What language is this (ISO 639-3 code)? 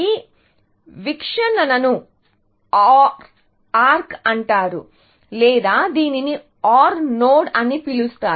tel